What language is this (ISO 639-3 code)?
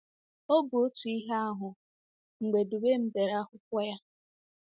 ibo